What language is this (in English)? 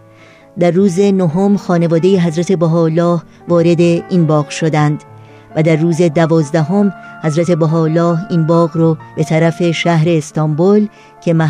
Persian